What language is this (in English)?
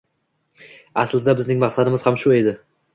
Uzbek